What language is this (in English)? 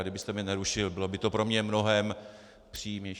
Czech